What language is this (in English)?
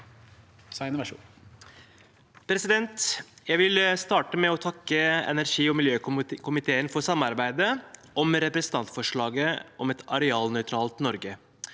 Norwegian